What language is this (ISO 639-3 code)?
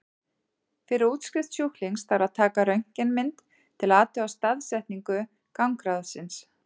isl